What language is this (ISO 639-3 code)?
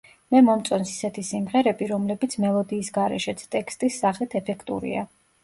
kat